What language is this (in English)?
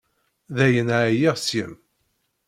Kabyle